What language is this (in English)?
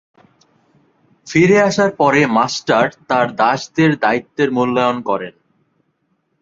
Bangla